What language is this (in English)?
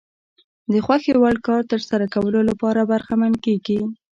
Pashto